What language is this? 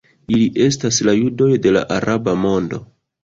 Esperanto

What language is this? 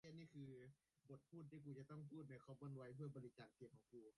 Thai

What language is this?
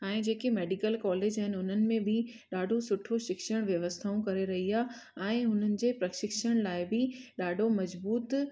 Sindhi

